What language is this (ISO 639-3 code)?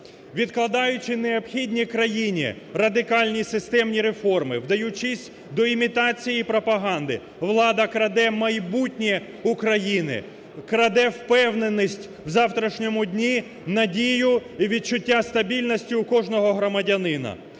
ukr